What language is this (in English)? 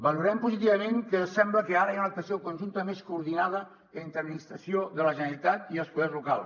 Catalan